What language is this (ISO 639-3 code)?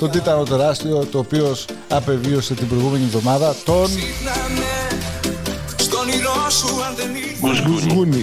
ell